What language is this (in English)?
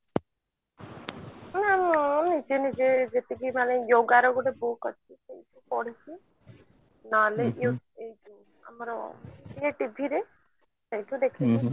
Odia